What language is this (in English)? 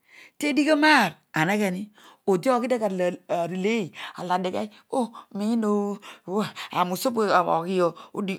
Odual